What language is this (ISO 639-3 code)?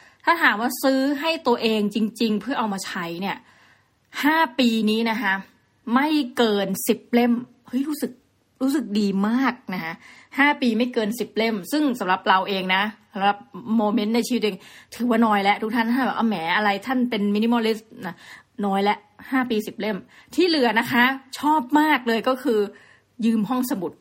tha